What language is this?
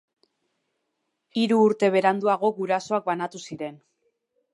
Basque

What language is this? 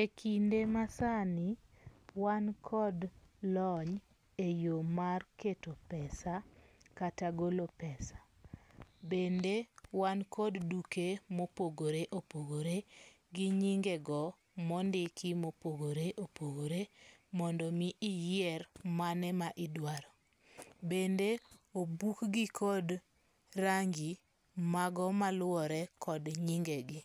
Luo (Kenya and Tanzania)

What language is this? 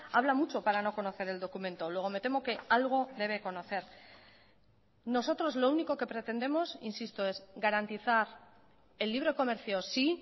Spanish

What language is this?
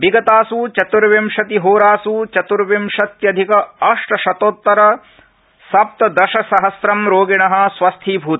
Sanskrit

